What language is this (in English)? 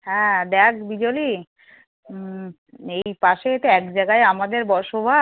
Bangla